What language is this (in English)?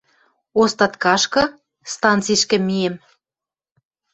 Western Mari